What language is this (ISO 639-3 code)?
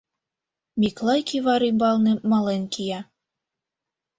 chm